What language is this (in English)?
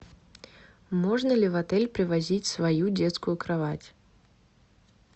Russian